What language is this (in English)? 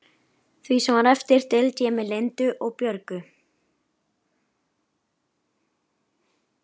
Icelandic